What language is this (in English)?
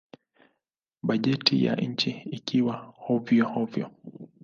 Swahili